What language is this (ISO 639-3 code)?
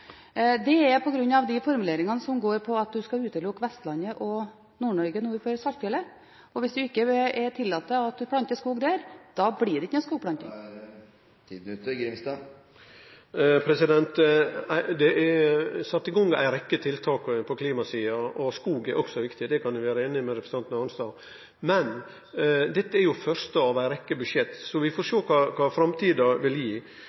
nor